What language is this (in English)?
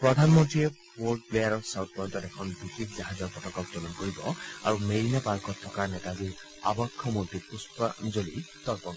Assamese